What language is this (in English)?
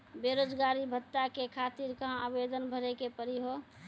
Maithili